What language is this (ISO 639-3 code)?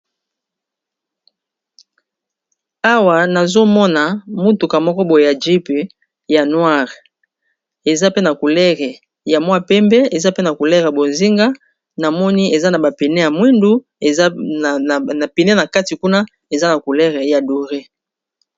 lin